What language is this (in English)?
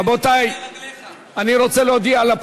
Hebrew